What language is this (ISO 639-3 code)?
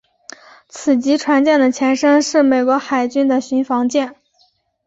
zho